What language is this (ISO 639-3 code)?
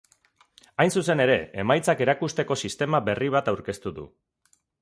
eus